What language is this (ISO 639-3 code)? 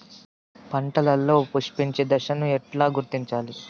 tel